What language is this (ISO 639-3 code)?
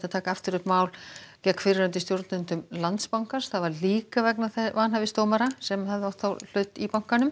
isl